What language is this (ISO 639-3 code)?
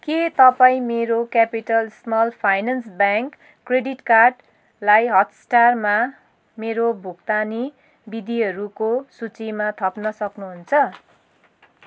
nep